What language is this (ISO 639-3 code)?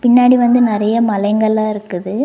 tam